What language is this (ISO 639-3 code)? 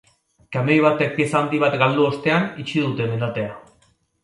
eus